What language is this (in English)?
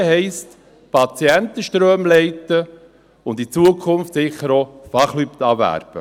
Swiss German